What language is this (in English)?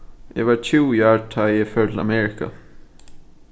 Faroese